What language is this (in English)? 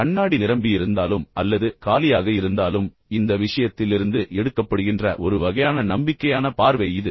Tamil